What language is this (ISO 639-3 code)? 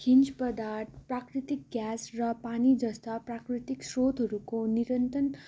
nep